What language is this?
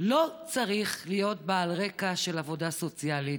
Hebrew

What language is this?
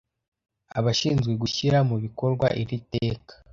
Kinyarwanda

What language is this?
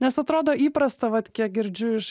Lithuanian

